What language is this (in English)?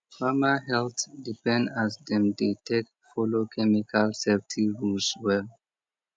Nigerian Pidgin